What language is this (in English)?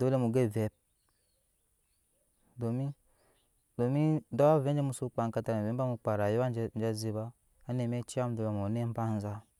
Nyankpa